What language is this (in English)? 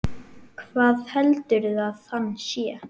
Icelandic